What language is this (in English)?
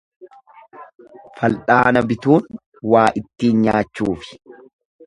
Oromo